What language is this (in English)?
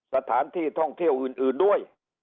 Thai